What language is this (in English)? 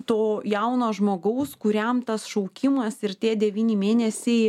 Lithuanian